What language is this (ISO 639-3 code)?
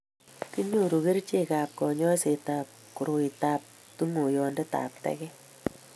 kln